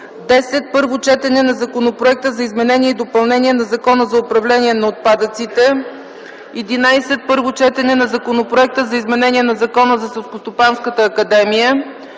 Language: Bulgarian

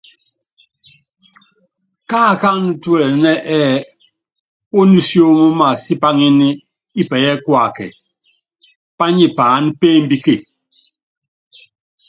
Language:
Yangben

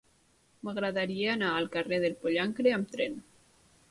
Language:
Catalan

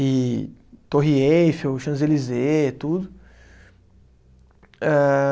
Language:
Portuguese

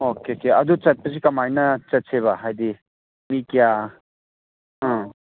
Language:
Manipuri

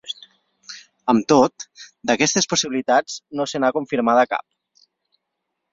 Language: Catalan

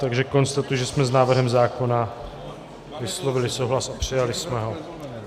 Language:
Czech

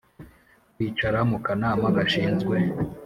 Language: Kinyarwanda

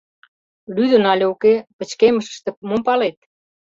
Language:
Mari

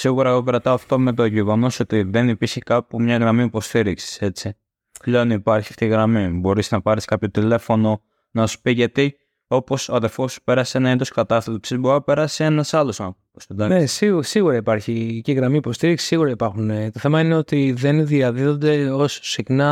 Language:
Greek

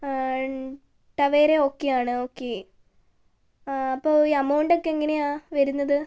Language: Malayalam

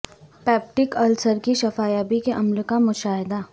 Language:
Urdu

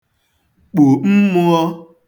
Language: Igbo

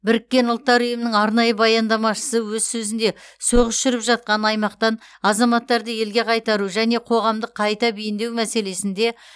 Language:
Kazakh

